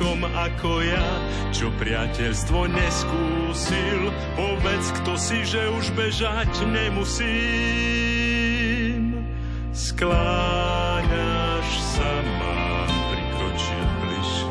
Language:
Slovak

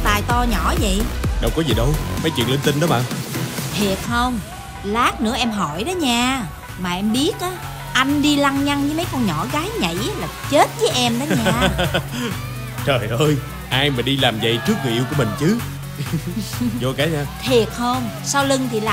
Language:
Vietnamese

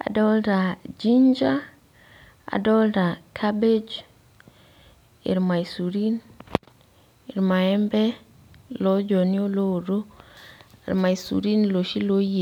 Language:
Masai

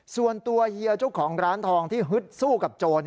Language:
Thai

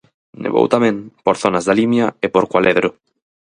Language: Galician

